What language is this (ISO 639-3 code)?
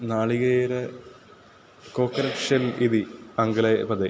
san